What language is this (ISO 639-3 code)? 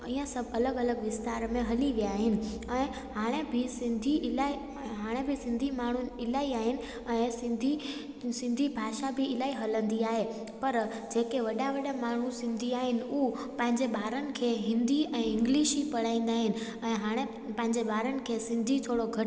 snd